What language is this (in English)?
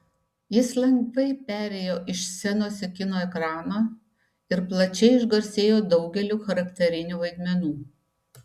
Lithuanian